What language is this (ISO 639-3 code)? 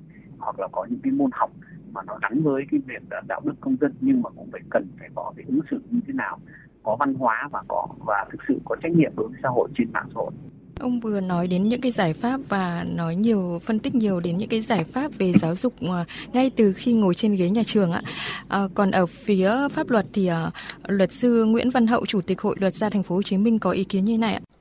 vie